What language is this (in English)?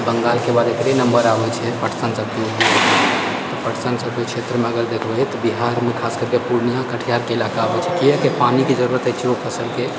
Maithili